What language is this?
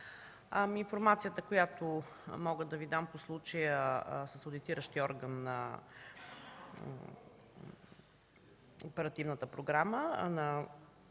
Bulgarian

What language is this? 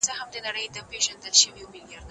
Pashto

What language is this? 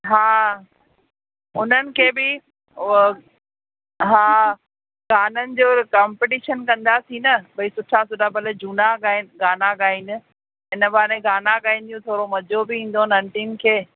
Sindhi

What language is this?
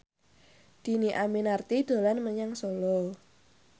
Javanese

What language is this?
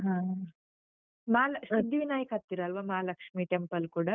Kannada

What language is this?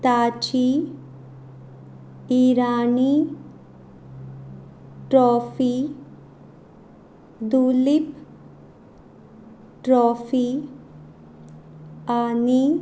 Konkani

